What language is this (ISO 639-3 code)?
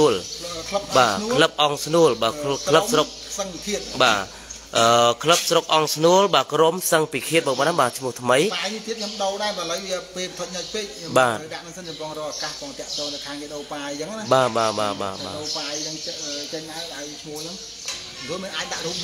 vie